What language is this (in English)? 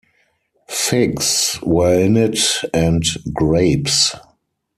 English